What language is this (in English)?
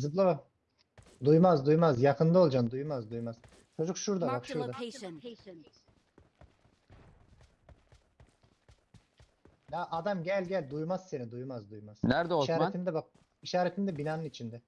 Turkish